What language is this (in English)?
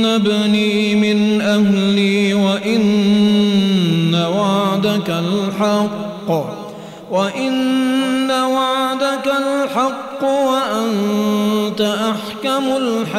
Arabic